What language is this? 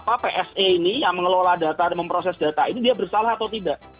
Indonesian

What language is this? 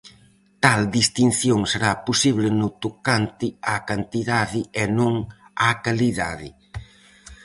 Galician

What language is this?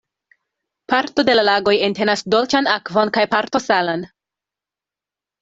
Esperanto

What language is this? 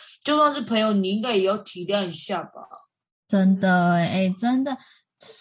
Chinese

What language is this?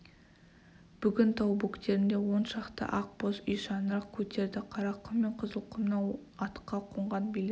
Kazakh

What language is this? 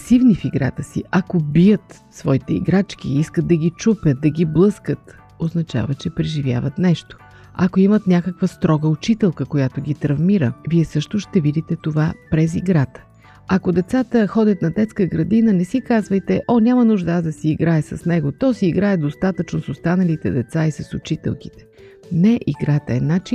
Bulgarian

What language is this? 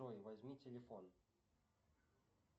Russian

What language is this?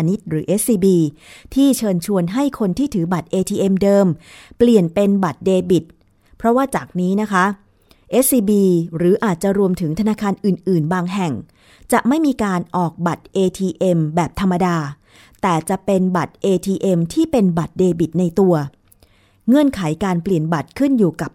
Thai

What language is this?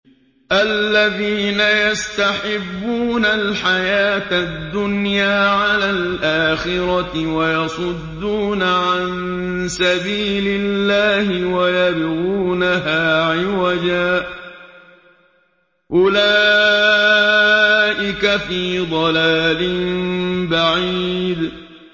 Arabic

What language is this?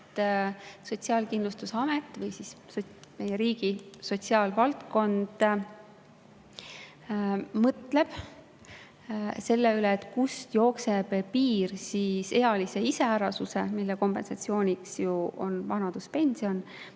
Estonian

